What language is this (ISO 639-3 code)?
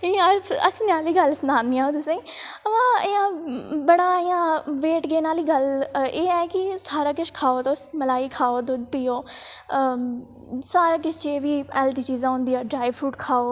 doi